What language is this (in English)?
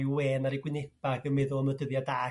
Welsh